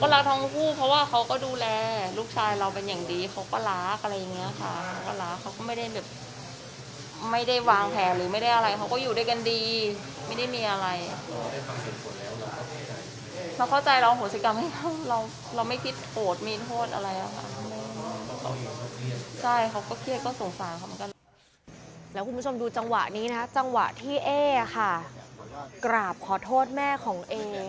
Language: Thai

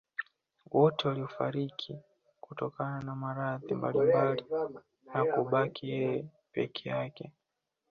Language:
Swahili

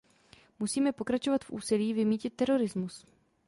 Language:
Czech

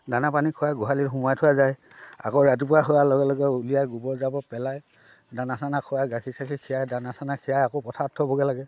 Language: Assamese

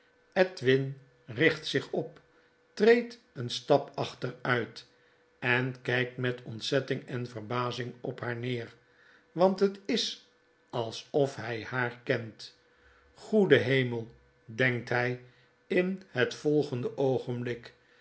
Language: Dutch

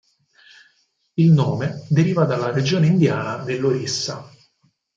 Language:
Italian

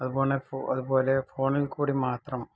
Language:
Malayalam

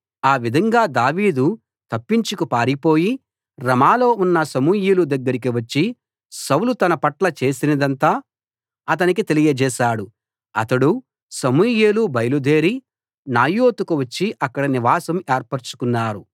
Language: Telugu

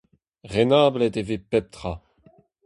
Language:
Breton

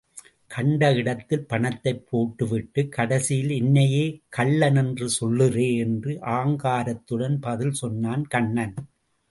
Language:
Tamil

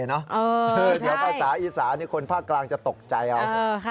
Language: Thai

